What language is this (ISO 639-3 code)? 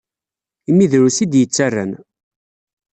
kab